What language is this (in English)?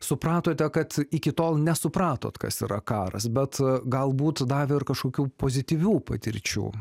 Lithuanian